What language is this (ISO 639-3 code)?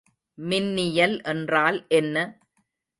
tam